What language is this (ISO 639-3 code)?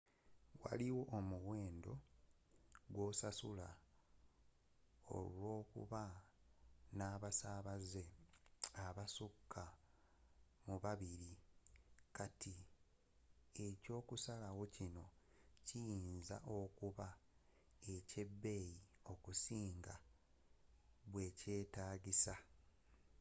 lug